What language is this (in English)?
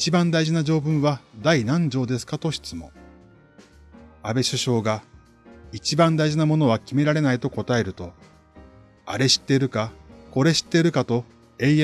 Japanese